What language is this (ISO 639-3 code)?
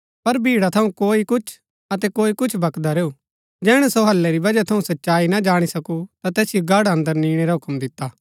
gbk